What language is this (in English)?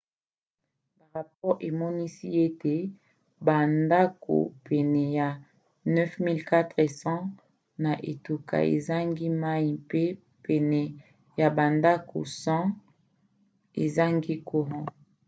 Lingala